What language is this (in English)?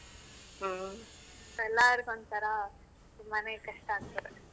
Kannada